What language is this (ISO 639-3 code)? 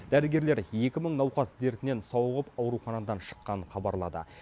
kaz